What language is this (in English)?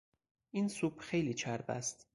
Persian